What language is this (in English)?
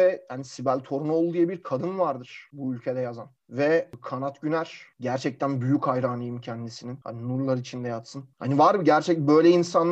Turkish